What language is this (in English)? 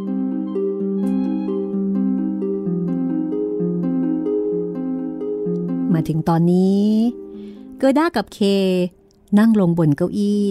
Thai